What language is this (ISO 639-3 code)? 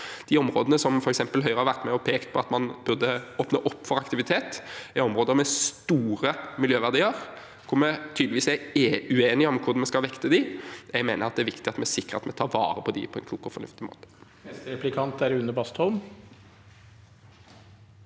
nor